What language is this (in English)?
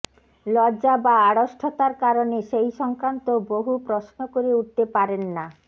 Bangla